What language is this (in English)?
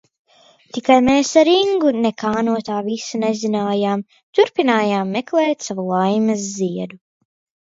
Latvian